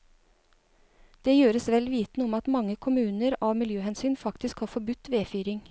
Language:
Norwegian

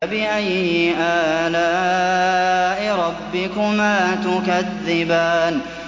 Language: Arabic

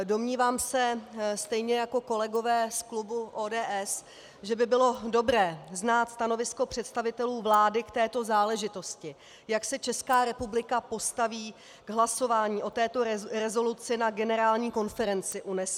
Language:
Czech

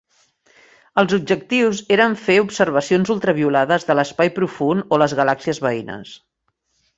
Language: Catalan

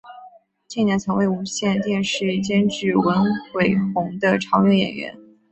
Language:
Chinese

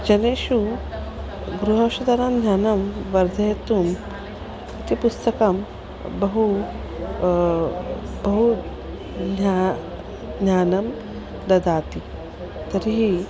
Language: Sanskrit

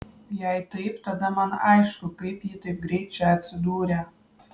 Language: Lithuanian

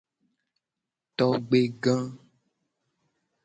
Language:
Gen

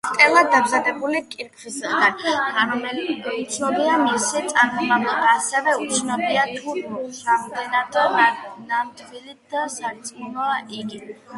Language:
Georgian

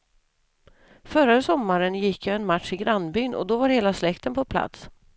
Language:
Swedish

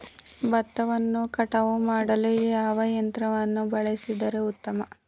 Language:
Kannada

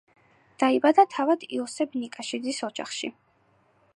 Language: Georgian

